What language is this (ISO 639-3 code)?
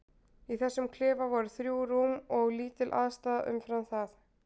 isl